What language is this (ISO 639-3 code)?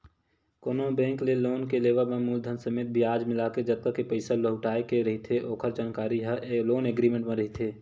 hne